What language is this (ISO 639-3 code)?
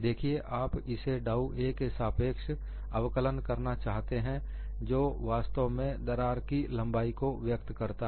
hin